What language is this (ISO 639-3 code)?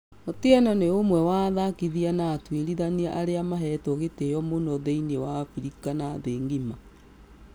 kik